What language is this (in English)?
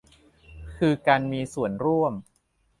Thai